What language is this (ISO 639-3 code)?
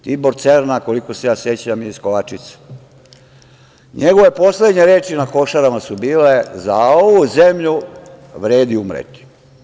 srp